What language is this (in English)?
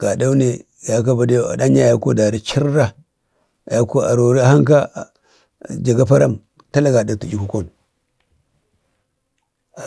Bade